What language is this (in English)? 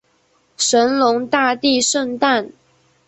Chinese